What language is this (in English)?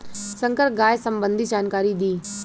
Bhojpuri